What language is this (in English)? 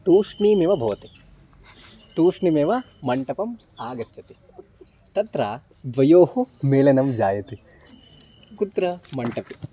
Sanskrit